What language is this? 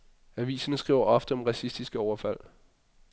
Danish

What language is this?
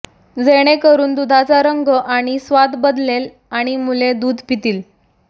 Marathi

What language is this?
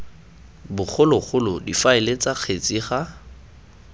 Tswana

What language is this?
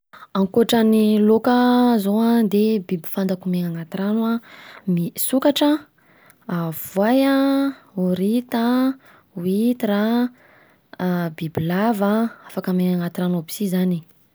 Southern Betsimisaraka Malagasy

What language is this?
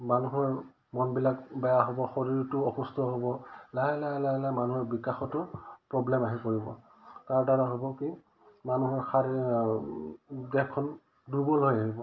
Assamese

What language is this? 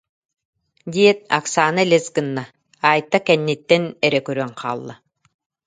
Yakut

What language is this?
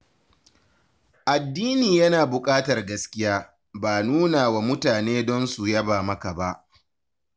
Hausa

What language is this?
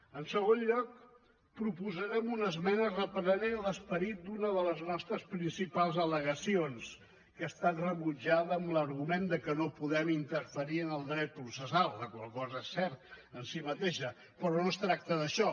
Catalan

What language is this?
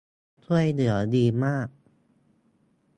Thai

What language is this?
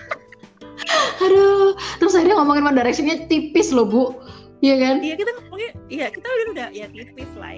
Indonesian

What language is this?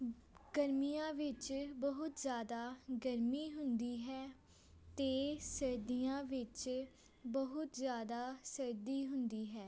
Punjabi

